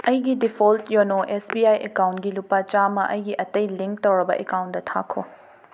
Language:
Manipuri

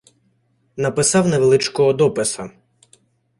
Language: Ukrainian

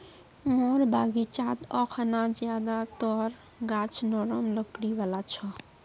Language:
Magahi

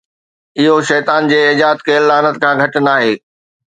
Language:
Sindhi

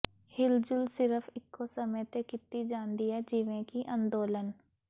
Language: Punjabi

